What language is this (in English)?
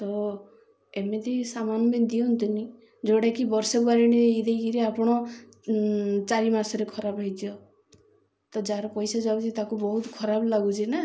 Odia